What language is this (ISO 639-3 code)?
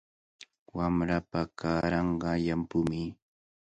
qvl